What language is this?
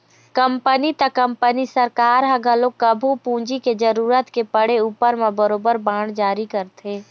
Chhattisgarhi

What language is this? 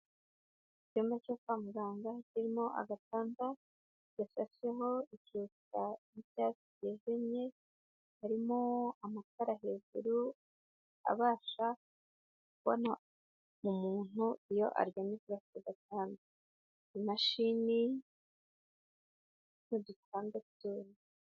Kinyarwanda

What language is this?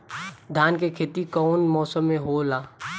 Bhojpuri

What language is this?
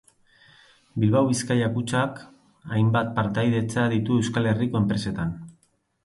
Basque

